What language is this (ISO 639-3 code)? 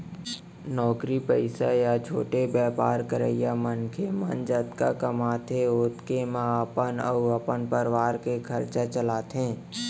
hne